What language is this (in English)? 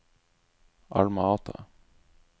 Norwegian